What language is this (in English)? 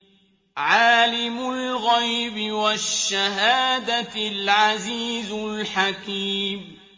Arabic